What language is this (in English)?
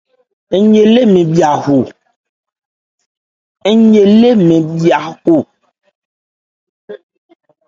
Ebrié